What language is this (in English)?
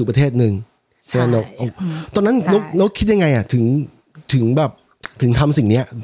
Thai